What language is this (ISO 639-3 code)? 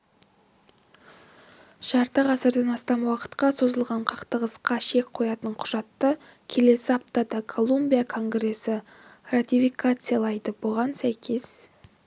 kaz